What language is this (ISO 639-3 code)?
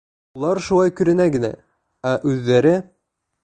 bak